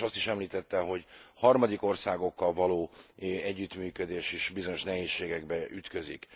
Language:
Hungarian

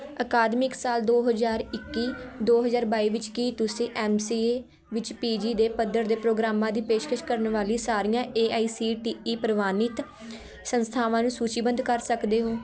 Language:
Punjabi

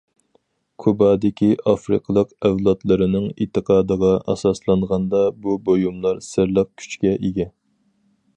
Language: Uyghur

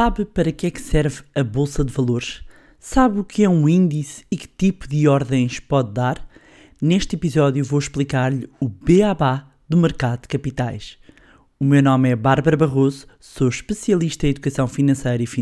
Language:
Portuguese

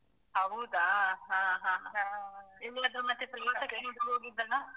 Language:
Kannada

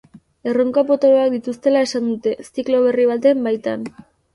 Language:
Basque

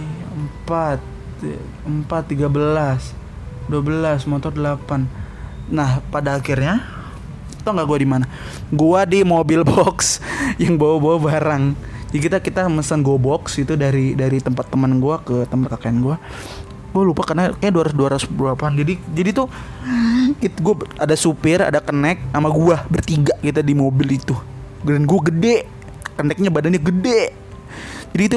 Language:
Indonesian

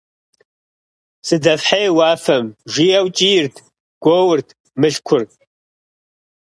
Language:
Kabardian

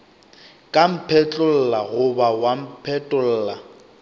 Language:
Northern Sotho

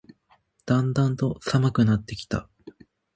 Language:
Japanese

